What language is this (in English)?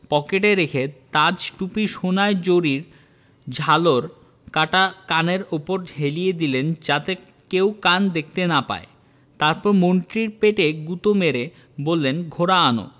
Bangla